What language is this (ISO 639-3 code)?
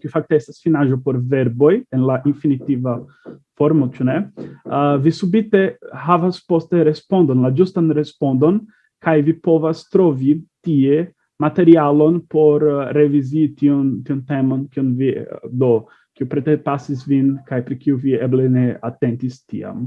ita